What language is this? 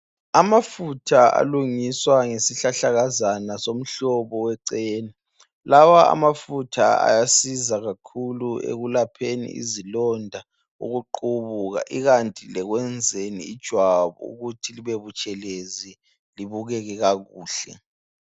North Ndebele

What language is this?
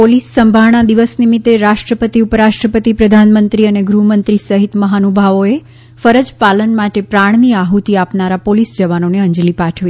Gujarati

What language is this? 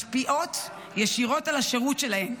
Hebrew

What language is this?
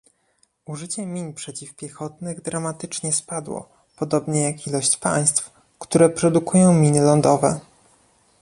Polish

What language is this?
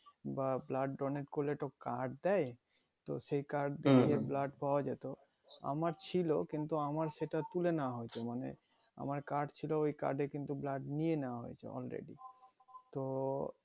Bangla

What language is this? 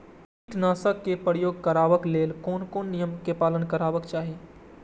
Maithili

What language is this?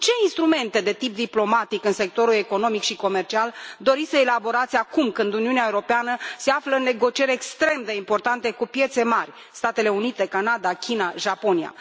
Romanian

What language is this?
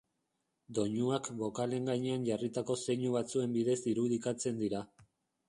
Basque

